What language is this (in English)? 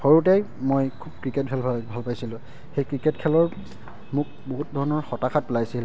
Assamese